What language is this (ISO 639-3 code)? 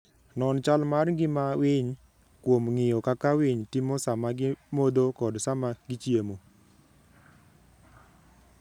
luo